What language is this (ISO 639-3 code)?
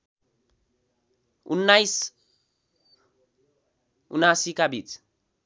nep